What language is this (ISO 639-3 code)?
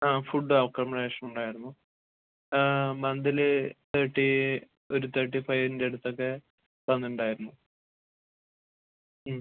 mal